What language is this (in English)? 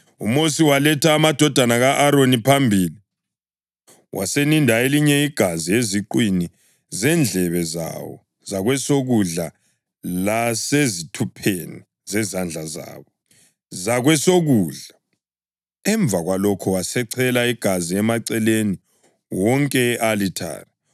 North Ndebele